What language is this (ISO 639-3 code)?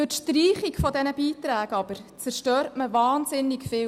gsw